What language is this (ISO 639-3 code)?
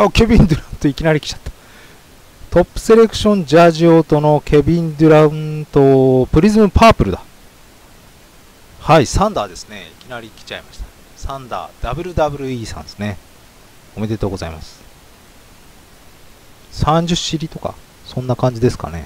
jpn